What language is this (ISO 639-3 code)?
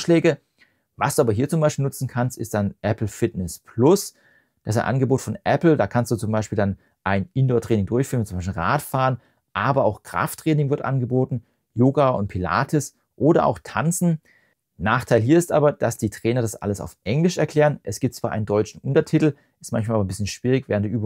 deu